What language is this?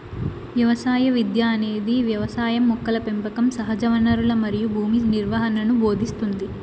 Telugu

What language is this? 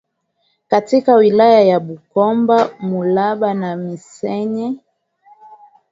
Swahili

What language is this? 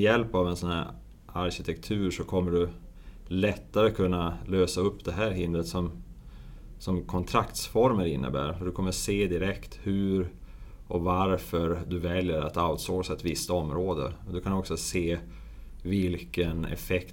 Swedish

